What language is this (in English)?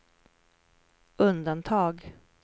Swedish